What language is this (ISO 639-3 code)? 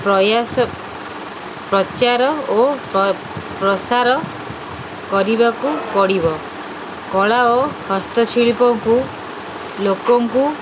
ori